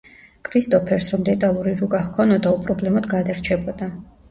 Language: Georgian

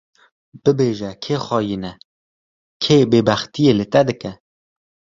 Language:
Kurdish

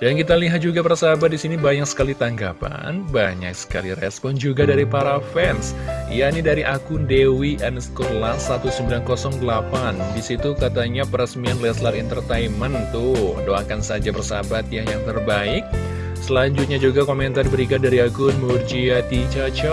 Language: Indonesian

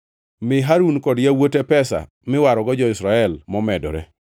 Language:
Luo (Kenya and Tanzania)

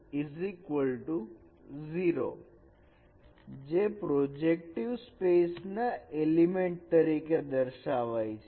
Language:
Gujarati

